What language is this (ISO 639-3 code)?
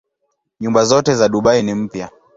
swa